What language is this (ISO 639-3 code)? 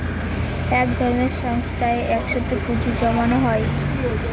ben